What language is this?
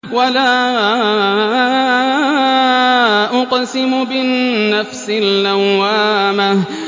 Arabic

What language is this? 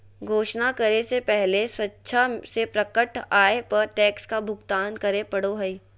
Magahi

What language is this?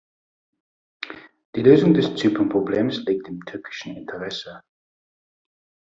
German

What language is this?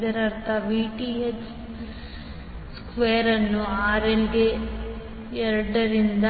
Kannada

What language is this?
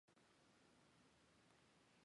Chinese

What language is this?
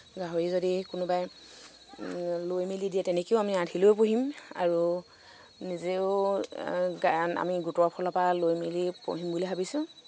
Assamese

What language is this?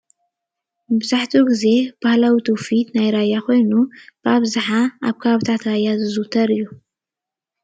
Tigrinya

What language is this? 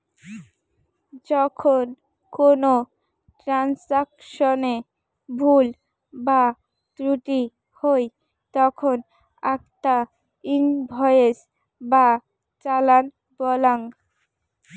Bangla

